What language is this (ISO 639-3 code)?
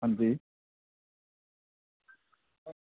doi